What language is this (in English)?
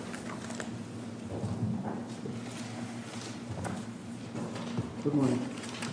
English